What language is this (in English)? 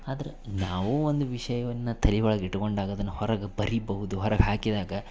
Kannada